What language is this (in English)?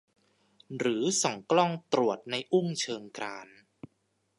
Thai